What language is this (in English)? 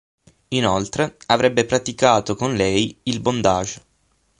Italian